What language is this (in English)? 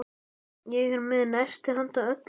Icelandic